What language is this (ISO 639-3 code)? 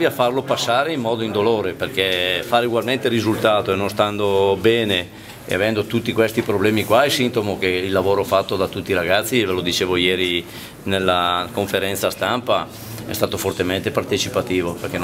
ita